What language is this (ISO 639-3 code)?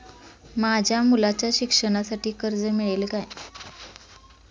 mar